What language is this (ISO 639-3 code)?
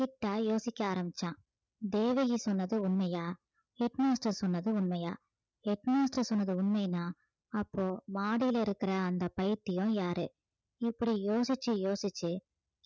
tam